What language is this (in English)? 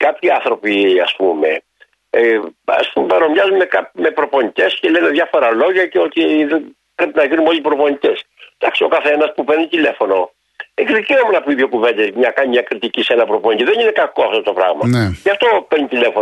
Greek